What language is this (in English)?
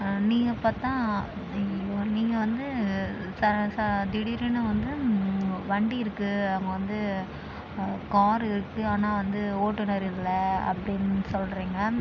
Tamil